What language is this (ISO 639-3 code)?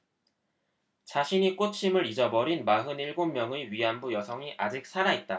kor